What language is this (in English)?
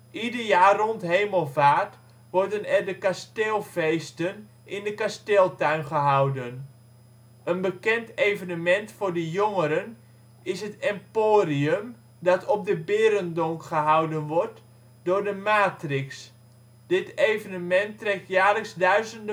Dutch